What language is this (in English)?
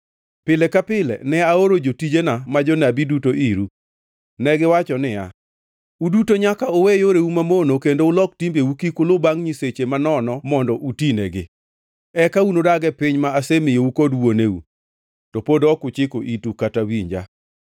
Luo (Kenya and Tanzania)